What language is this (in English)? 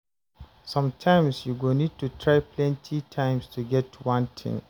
Nigerian Pidgin